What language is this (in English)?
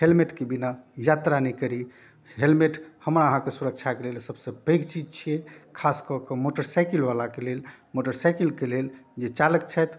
Maithili